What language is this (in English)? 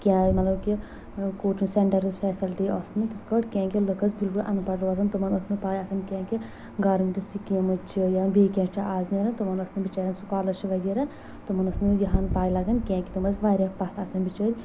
Kashmiri